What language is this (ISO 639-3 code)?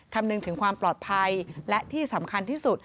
tha